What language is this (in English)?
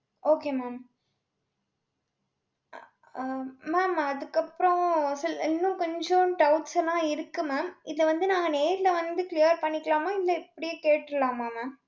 Tamil